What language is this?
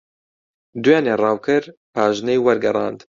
Central Kurdish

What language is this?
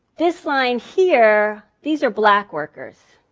English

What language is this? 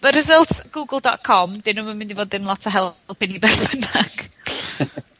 Welsh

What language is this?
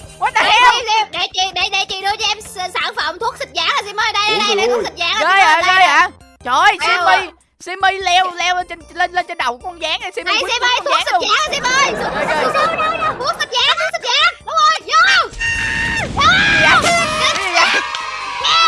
Vietnamese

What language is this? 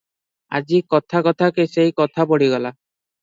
Odia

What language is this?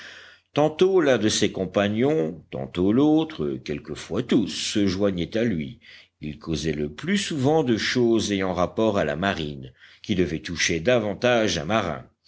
French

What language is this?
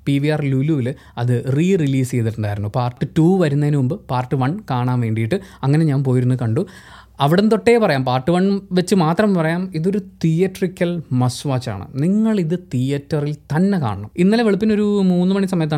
Malayalam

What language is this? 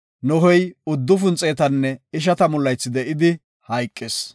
Gofa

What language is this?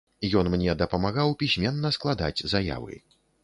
Belarusian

